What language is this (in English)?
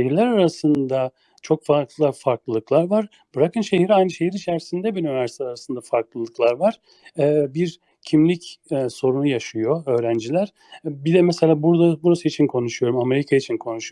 Turkish